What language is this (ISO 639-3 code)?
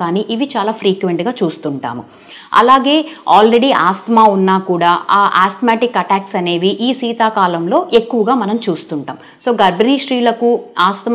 tel